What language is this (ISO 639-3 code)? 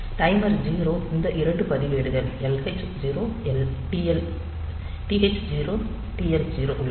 tam